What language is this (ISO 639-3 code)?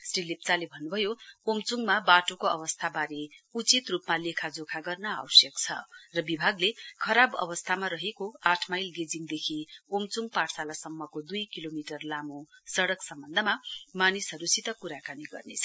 nep